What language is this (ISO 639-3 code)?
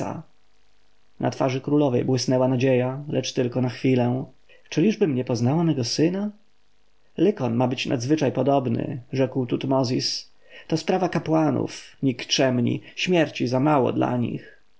pol